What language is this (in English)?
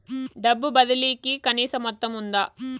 Telugu